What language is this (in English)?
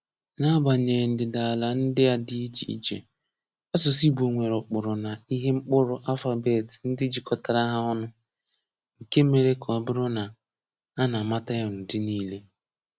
Igbo